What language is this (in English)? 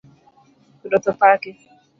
Luo (Kenya and Tanzania)